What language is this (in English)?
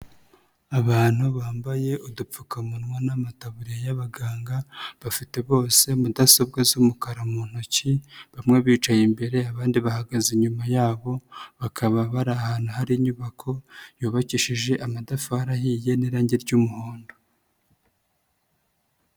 Kinyarwanda